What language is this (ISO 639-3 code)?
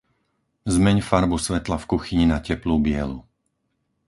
slk